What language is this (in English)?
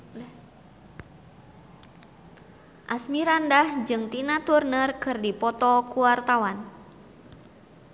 Sundanese